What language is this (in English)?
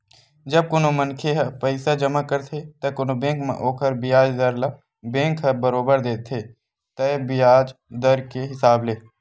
Chhattisgarhi